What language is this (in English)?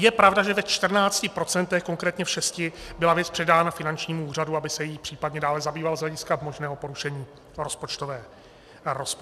Czech